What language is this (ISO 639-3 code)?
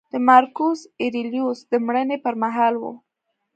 pus